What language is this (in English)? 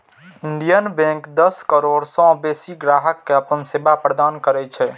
Maithili